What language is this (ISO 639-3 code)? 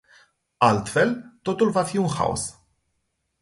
ron